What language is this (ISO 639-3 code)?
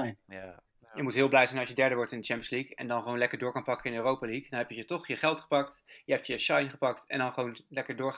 nld